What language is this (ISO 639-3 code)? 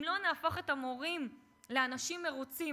heb